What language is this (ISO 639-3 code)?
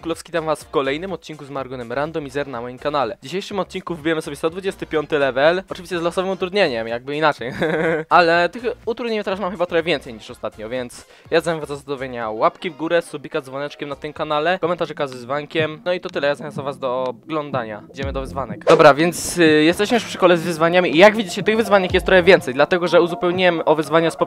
pol